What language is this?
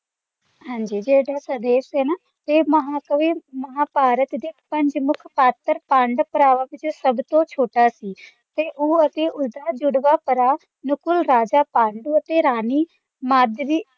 Punjabi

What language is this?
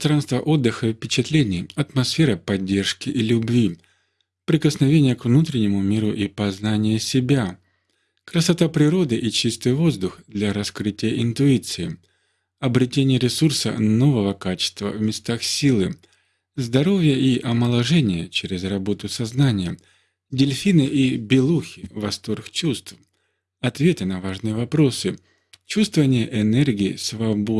Russian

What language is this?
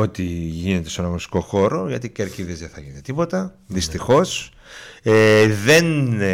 Greek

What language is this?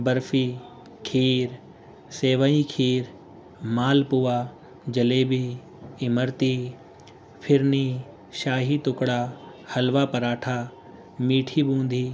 Urdu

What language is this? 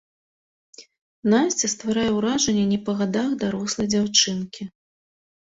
Belarusian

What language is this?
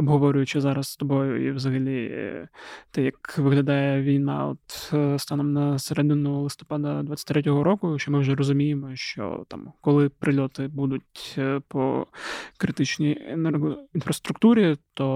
Ukrainian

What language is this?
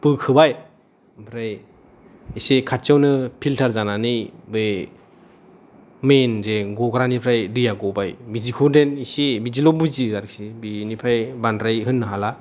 Bodo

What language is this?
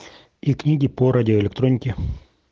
Russian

